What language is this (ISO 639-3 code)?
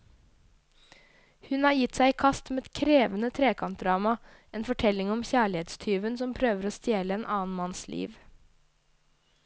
nor